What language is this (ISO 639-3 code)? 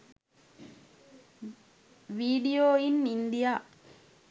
sin